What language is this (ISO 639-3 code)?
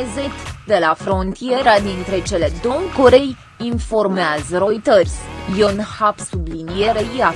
ron